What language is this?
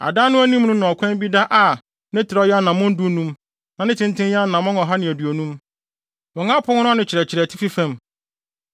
Akan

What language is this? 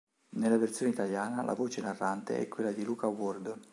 Italian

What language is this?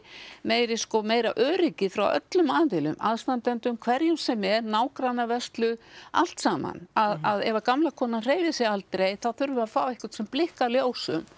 Icelandic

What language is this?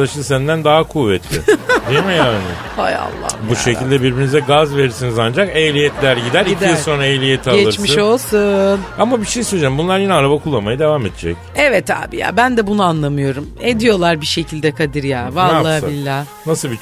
Turkish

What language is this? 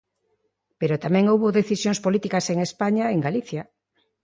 Galician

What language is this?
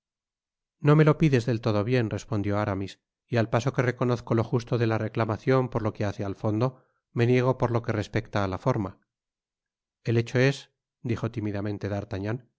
Spanish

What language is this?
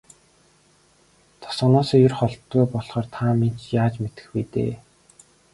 Mongolian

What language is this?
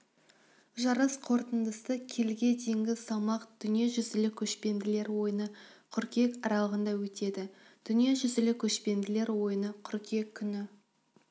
Kazakh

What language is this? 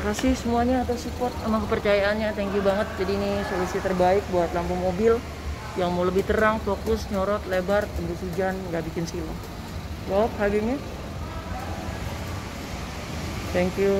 Indonesian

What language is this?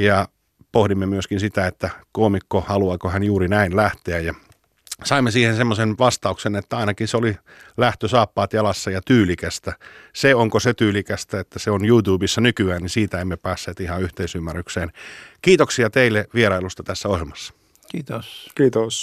Finnish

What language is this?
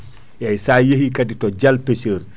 Fula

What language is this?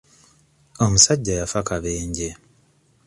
Ganda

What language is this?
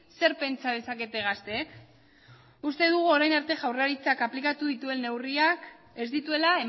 Basque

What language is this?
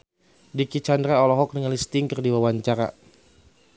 Sundanese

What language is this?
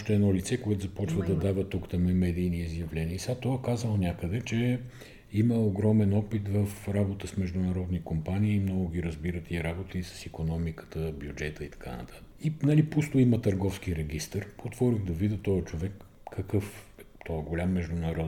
Bulgarian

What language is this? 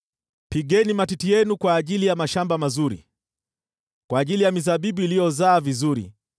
Swahili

